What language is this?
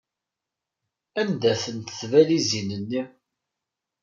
Kabyle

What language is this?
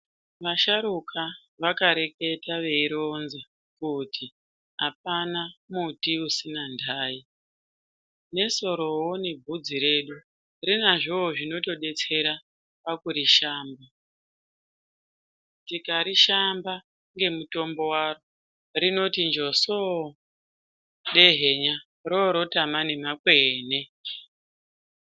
Ndau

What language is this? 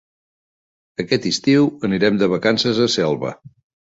Catalan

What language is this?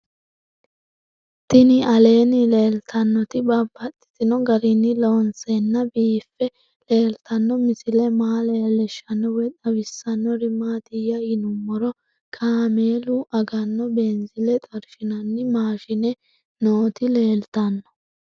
Sidamo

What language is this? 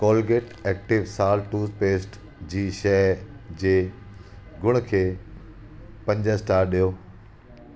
Sindhi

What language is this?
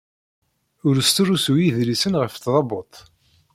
Kabyle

